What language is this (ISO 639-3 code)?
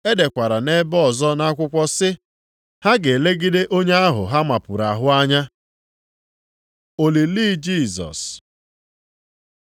ibo